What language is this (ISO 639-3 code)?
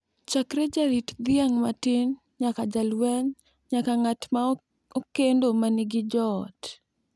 luo